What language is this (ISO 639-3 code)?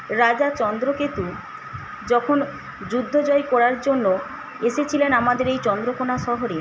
ben